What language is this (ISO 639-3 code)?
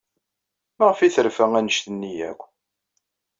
kab